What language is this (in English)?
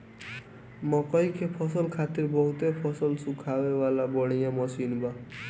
Bhojpuri